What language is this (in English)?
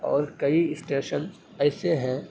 Urdu